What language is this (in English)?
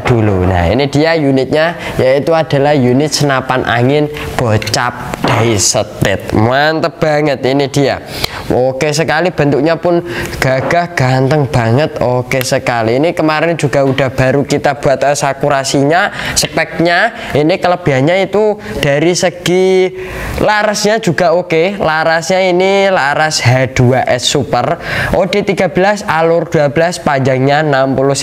Indonesian